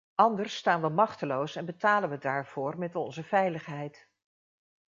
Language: Dutch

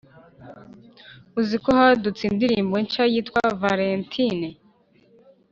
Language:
Kinyarwanda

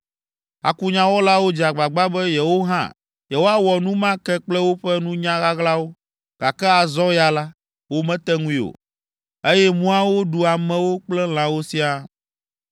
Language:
Ewe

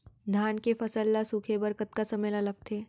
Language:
Chhattisgarhi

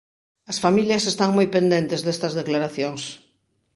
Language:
Galician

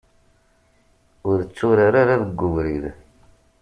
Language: Kabyle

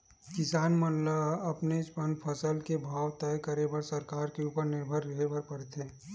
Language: Chhattisgarhi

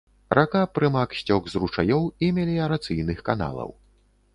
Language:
Belarusian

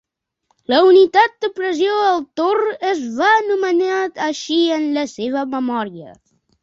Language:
Catalan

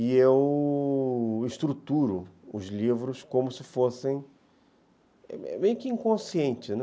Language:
Portuguese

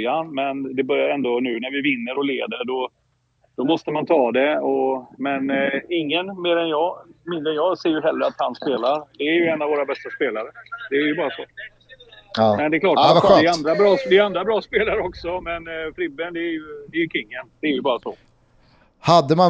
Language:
Swedish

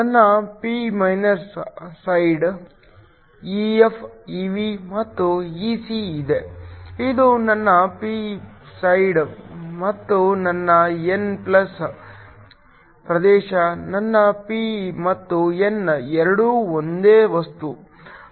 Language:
Kannada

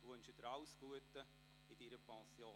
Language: Swiss German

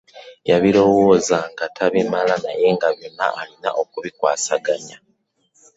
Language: Ganda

